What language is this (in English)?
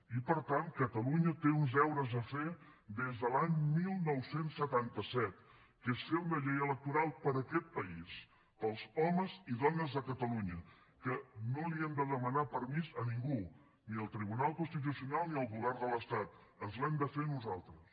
Catalan